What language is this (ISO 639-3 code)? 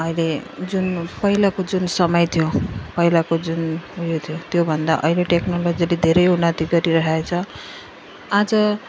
nep